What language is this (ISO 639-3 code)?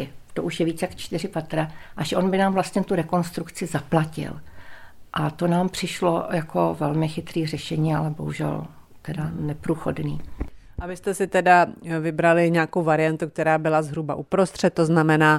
ces